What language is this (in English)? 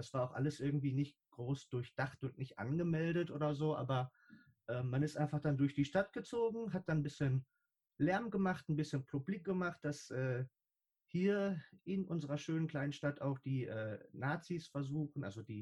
German